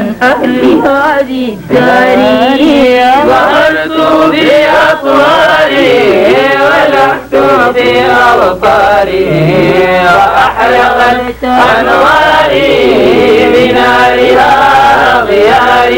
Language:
Arabic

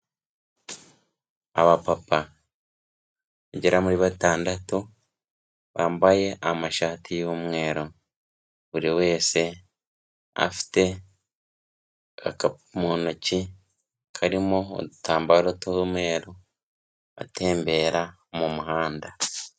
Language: Kinyarwanda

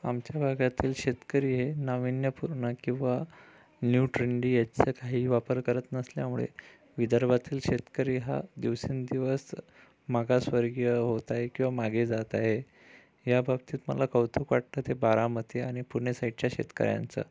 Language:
Marathi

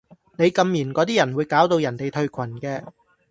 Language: Cantonese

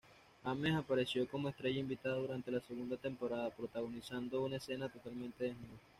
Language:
Spanish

